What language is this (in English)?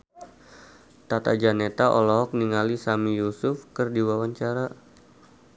Sundanese